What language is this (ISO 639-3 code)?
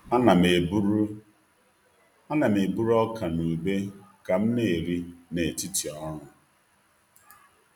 ibo